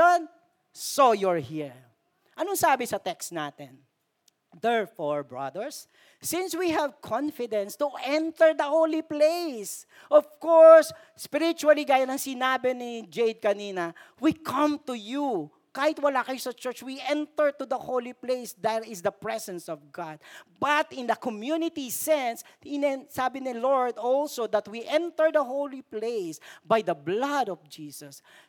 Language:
Filipino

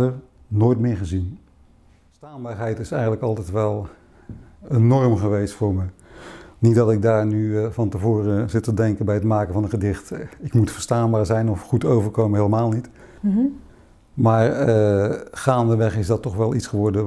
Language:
Dutch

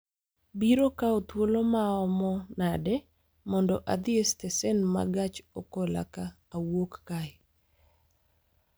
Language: Luo (Kenya and Tanzania)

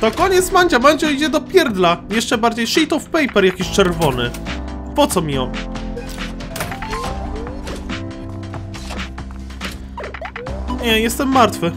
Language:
Polish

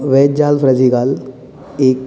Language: Konkani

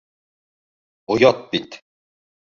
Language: Bashkir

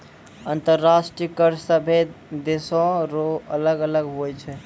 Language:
Maithili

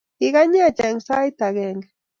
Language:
Kalenjin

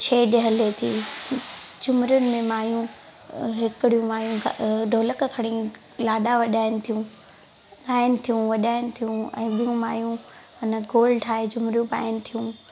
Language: Sindhi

